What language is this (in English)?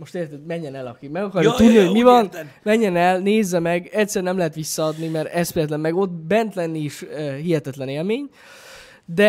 Hungarian